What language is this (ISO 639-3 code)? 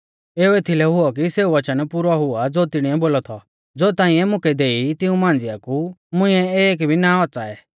bfz